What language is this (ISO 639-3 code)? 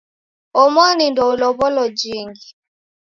dav